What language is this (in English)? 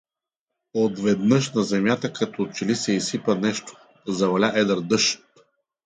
Bulgarian